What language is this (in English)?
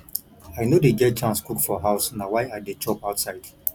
Nigerian Pidgin